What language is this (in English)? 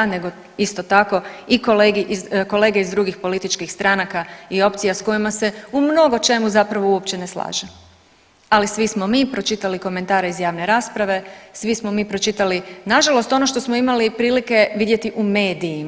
Croatian